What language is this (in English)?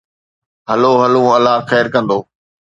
Sindhi